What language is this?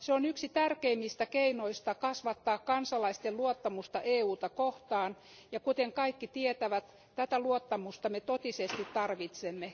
Finnish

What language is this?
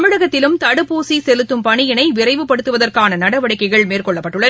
Tamil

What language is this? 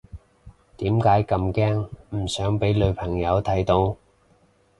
Cantonese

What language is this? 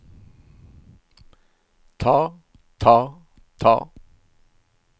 Norwegian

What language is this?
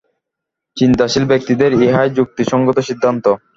Bangla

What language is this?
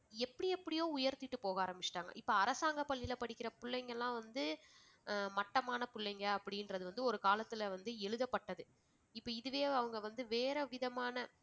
Tamil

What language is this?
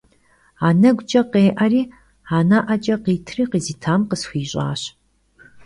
Kabardian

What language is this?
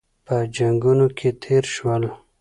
Pashto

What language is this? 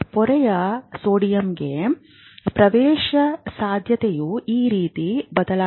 Kannada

